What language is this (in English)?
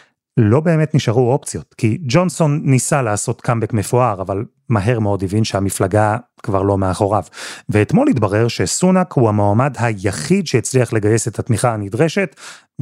Hebrew